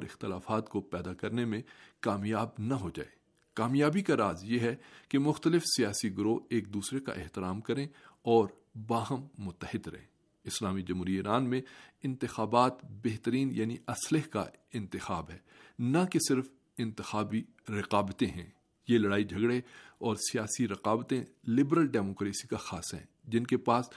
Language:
Urdu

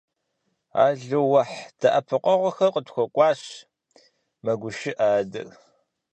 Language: Kabardian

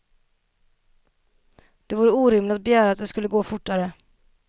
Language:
Swedish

